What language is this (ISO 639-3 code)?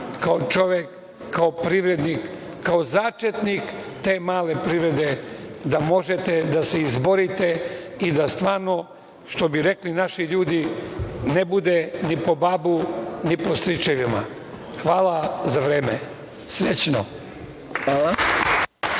srp